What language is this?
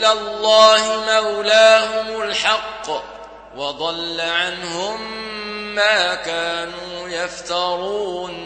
Arabic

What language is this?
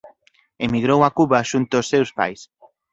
Galician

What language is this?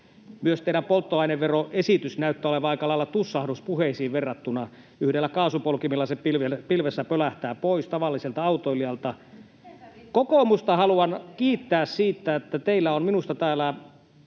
Finnish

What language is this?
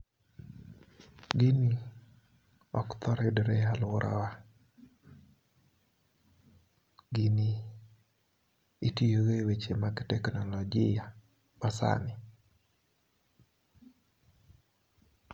Luo (Kenya and Tanzania)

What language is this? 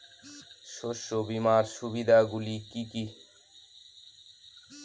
Bangla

